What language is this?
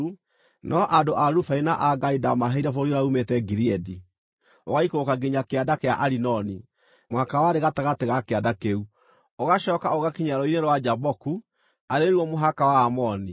Kikuyu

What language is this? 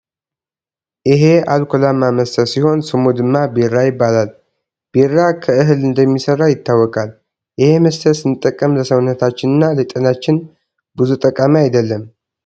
Tigrinya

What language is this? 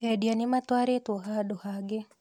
Kikuyu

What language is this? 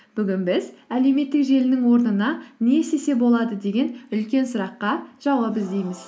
Kazakh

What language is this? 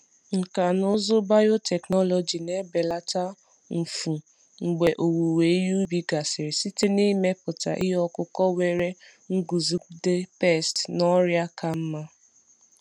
Igbo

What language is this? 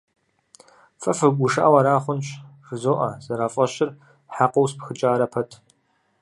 Kabardian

